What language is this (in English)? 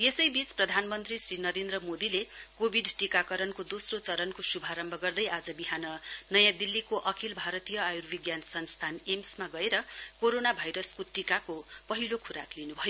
Nepali